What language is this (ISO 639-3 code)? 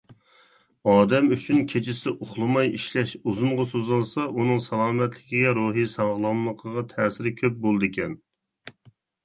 uig